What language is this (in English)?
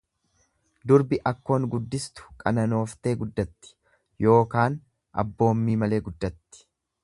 Oromo